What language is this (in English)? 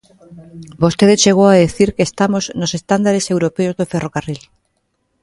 Galician